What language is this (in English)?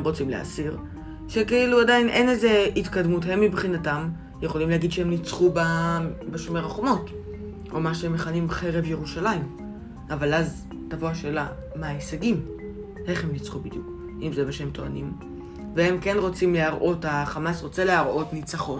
Hebrew